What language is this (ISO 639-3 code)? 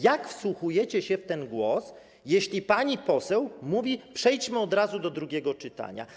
pol